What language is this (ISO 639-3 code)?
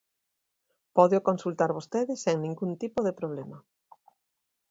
glg